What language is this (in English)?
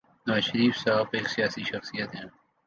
Urdu